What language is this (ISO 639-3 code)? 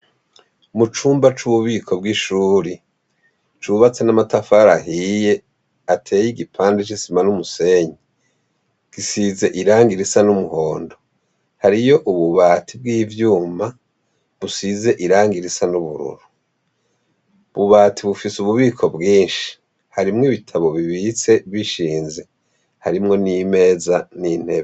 run